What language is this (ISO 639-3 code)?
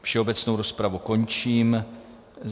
ces